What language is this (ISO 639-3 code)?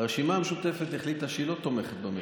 heb